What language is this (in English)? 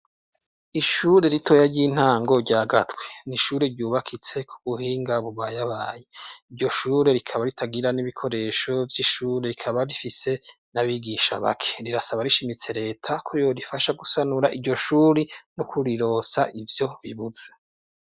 Rundi